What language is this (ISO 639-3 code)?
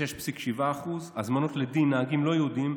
heb